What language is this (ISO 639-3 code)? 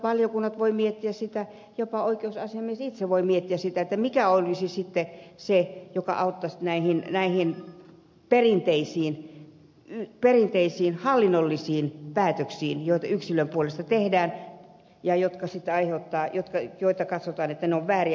fin